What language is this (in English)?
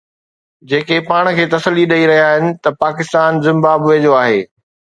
Sindhi